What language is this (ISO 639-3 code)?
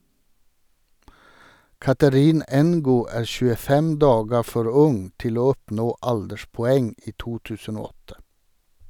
nor